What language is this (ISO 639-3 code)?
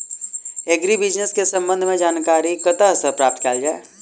mai